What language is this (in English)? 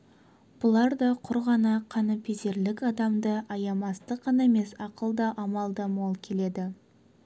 Kazakh